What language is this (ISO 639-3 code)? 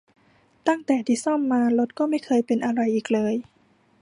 tha